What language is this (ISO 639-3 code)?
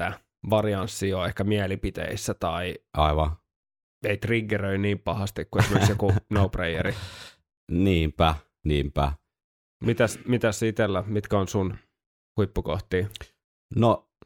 fin